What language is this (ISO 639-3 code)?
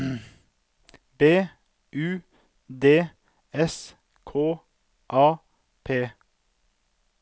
nor